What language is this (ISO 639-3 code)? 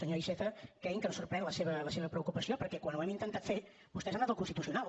cat